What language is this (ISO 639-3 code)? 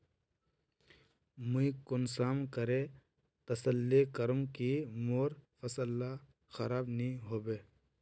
mag